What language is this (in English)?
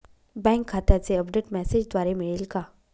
Marathi